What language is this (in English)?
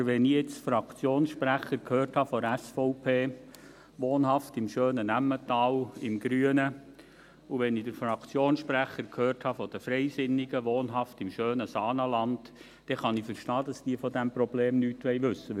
Swiss German